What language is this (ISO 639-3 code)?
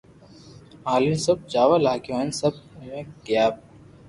lrk